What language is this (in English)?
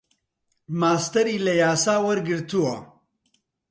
Central Kurdish